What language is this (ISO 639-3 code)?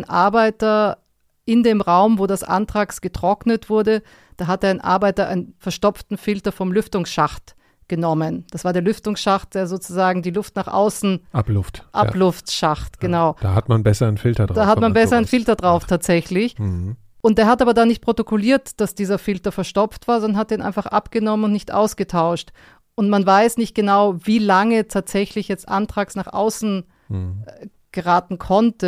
deu